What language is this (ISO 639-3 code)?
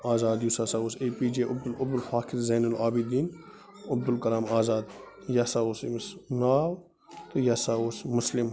kas